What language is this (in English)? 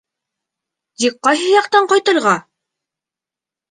Bashkir